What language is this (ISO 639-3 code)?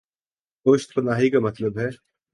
urd